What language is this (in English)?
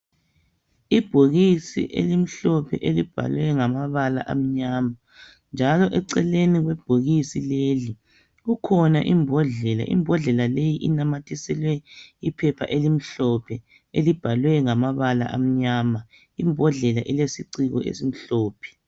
North Ndebele